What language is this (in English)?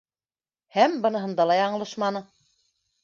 Bashkir